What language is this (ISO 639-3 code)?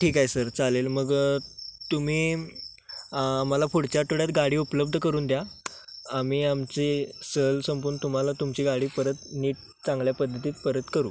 mar